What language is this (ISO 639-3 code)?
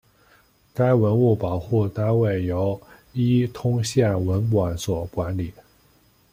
zho